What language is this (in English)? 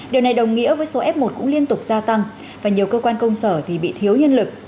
Vietnamese